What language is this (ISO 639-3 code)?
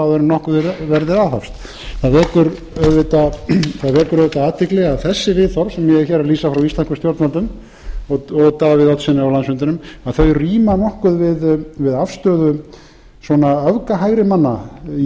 isl